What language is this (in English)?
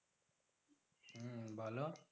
Bangla